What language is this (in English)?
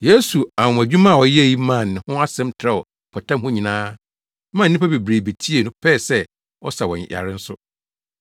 Akan